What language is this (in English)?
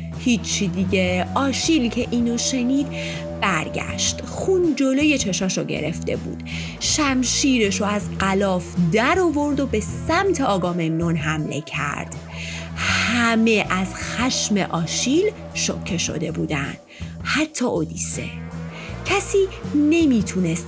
Persian